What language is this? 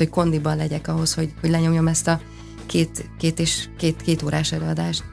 Hungarian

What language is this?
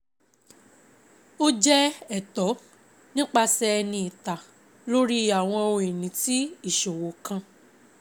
Yoruba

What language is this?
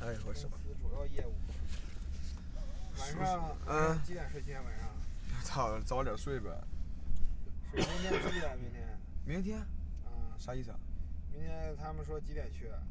Chinese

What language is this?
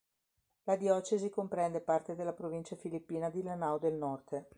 Italian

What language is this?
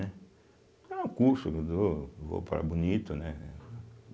Portuguese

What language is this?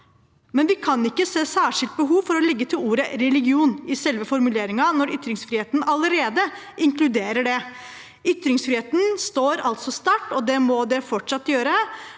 Norwegian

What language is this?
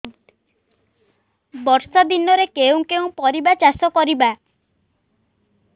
Odia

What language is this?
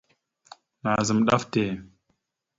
Mada (Cameroon)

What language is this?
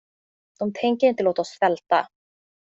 Swedish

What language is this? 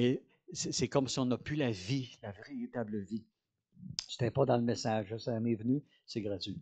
French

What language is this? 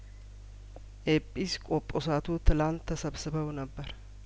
Amharic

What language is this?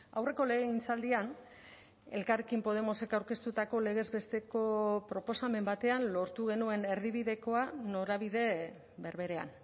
Basque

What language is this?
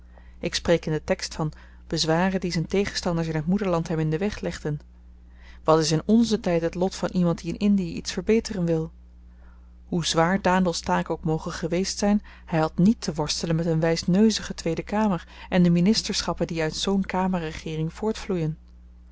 Dutch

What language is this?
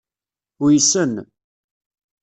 Kabyle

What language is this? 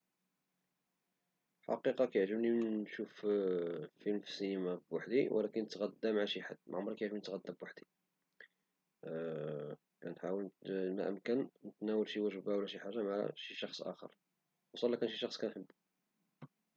Moroccan Arabic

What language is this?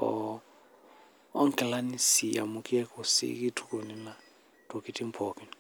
Masai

